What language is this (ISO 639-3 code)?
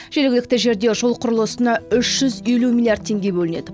kaz